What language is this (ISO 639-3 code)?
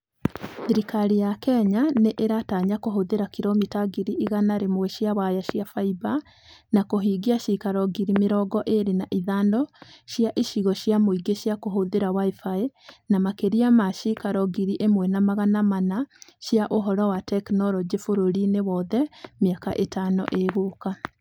kik